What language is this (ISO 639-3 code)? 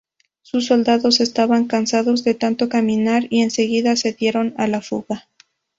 spa